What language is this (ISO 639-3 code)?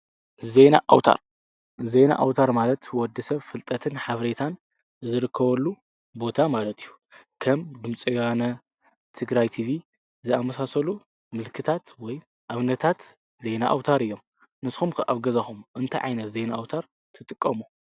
tir